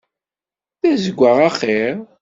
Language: Kabyle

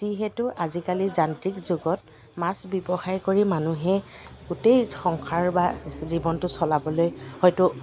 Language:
Assamese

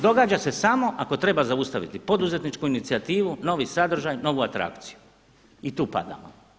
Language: Croatian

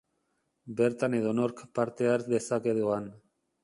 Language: Basque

